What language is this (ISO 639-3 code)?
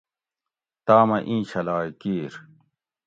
gwc